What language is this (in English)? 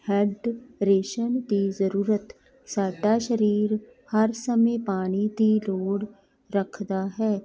Punjabi